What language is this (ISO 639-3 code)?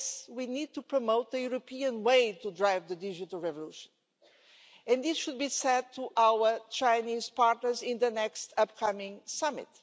eng